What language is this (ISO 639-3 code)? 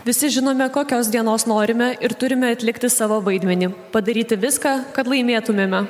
lit